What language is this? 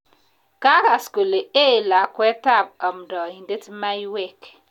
Kalenjin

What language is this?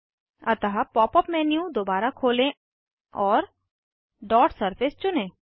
Hindi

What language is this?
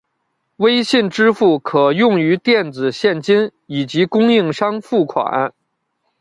Chinese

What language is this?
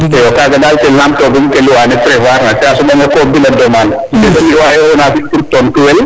Serer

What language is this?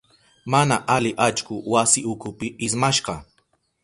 Southern Pastaza Quechua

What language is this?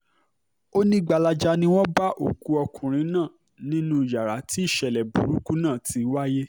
Yoruba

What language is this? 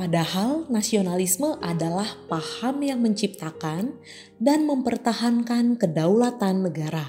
Indonesian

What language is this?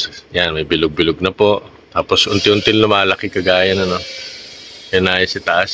Filipino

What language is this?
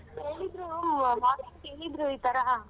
Kannada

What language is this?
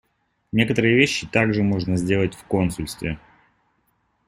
Russian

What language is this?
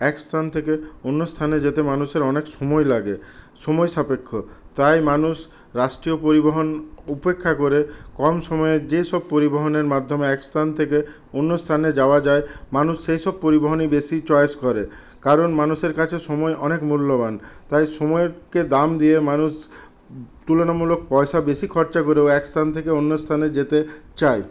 Bangla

